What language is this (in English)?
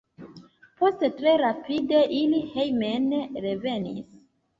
Esperanto